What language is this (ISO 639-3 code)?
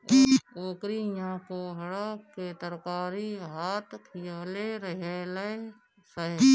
bho